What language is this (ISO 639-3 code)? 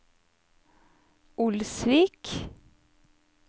nor